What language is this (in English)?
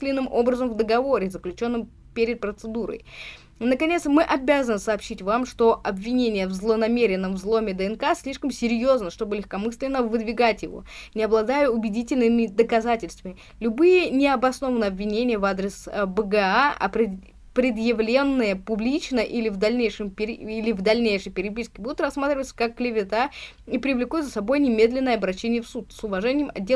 Russian